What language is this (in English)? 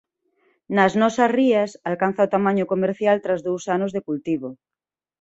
Galician